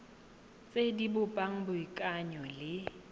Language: Tswana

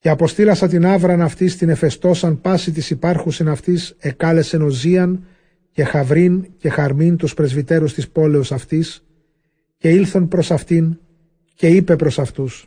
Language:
Greek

